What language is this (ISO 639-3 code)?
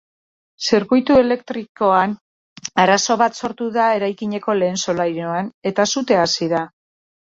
eus